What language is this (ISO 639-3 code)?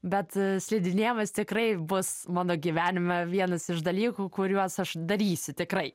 lit